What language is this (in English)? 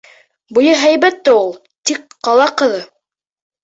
Bashkir